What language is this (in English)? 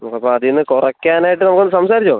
Malayalam